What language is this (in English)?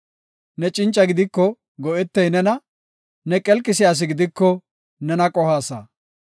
Gofa